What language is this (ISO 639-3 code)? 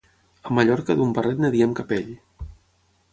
cat